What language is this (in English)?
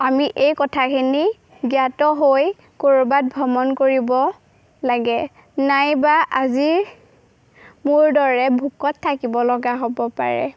Assamese